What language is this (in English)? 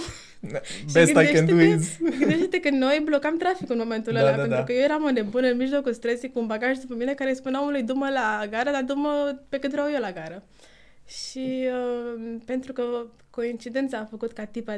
Romanian